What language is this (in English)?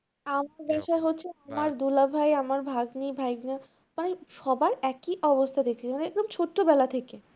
Bangla